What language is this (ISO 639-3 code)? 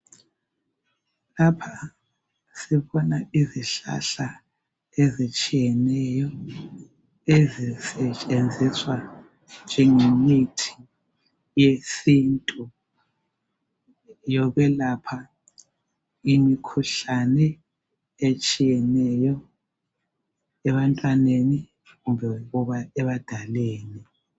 nde